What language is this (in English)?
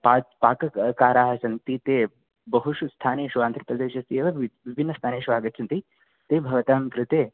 Sanskrit